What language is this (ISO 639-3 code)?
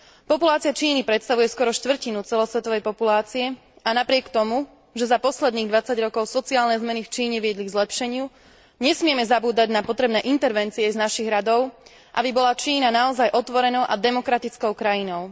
slk